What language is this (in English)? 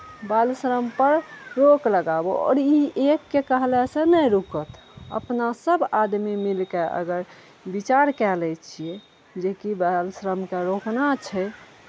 Maithili